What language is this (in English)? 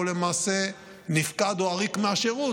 Hebrew